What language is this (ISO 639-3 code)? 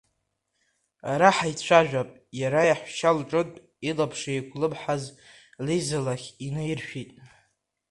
abk